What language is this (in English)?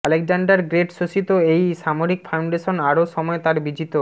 Bangla